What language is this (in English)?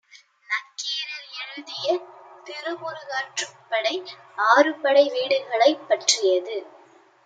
Tamil